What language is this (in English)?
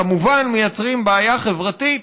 Hebrew